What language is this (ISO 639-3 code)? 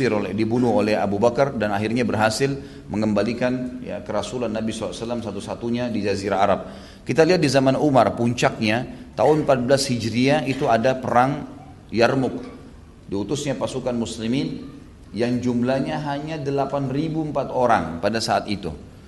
ind